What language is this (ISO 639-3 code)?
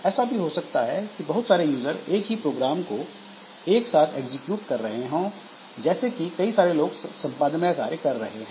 hin